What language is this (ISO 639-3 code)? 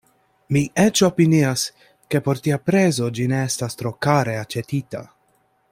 epo